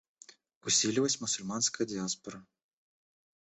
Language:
Russian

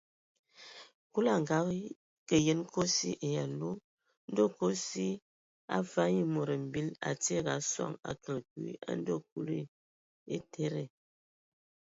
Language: Ewondo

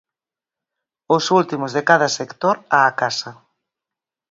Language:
Galician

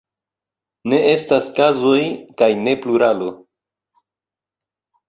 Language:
Esperanto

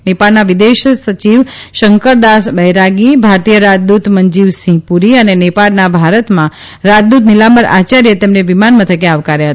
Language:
Gujarati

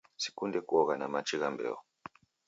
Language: Taita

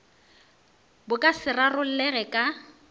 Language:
Northern Sotho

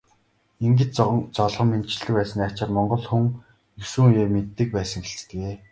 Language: Mongolian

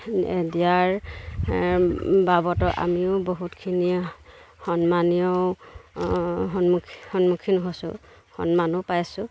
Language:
Assamese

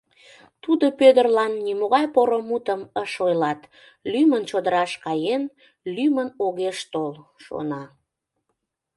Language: Mari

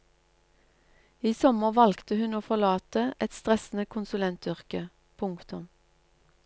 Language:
Norwegian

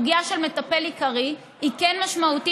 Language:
Hebrew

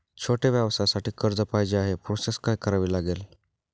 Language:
Marathi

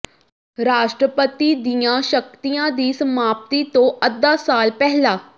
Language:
Punjabi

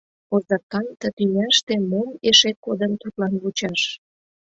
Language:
Mari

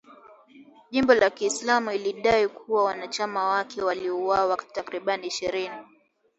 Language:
Swahili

